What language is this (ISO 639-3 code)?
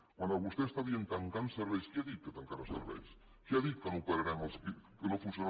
cat